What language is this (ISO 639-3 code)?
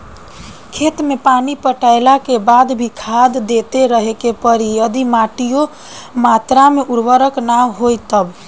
bho